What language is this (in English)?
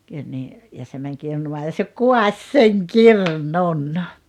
Finnish